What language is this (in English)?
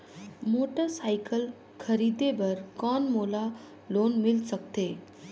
Chhattisgarhi